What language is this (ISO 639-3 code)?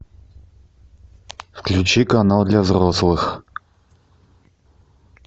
rus